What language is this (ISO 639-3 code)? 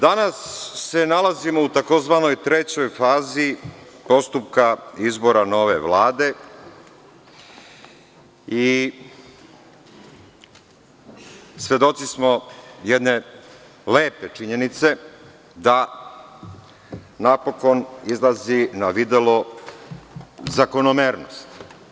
srp